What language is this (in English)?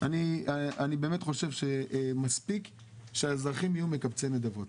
Hebrew